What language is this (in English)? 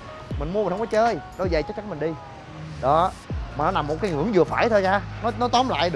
Vietnamese